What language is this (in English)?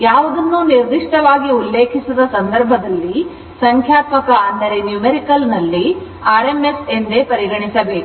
Kannada